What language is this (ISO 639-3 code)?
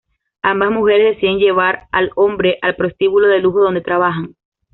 spa